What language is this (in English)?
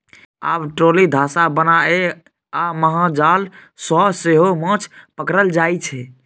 Maithili